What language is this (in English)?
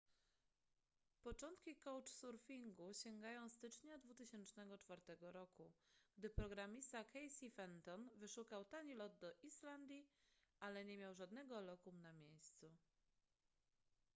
Polish